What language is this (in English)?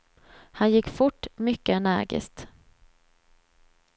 Swedish